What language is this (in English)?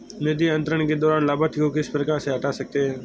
Hindi